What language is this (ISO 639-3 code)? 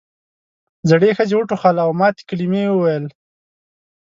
pus